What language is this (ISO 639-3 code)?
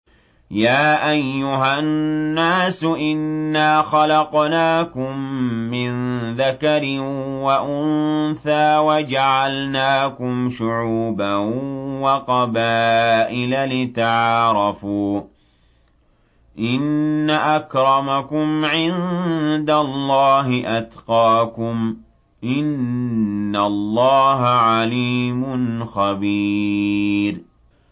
ara